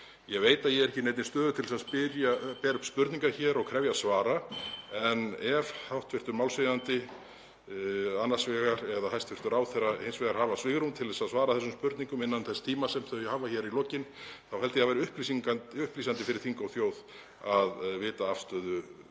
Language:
Icelandic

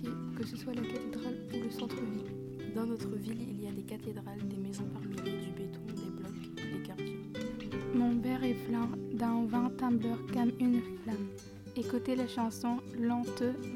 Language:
French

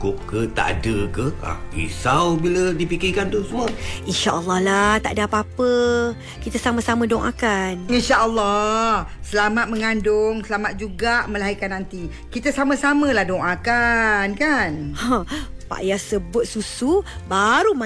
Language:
Malay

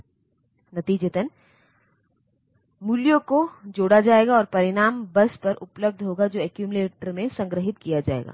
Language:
Hindi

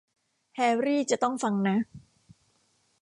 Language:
Thai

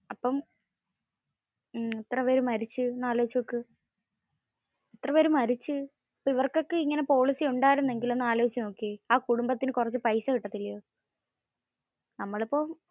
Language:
Malayalam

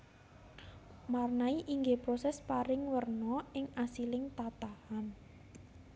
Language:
Javanese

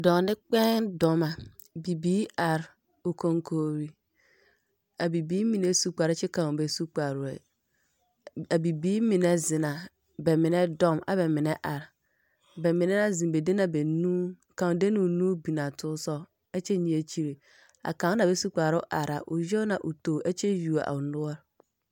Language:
Southern Dagaare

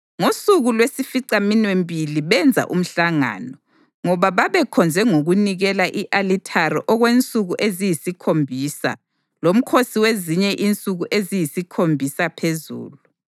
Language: North Ndebele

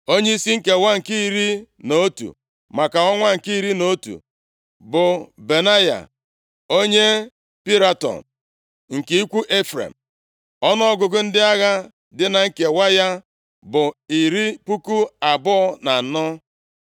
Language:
Igbo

